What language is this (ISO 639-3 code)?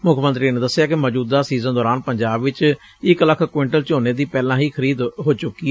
pan